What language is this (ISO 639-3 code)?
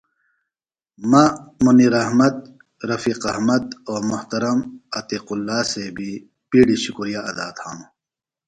phl